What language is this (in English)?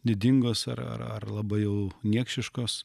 Lithuanian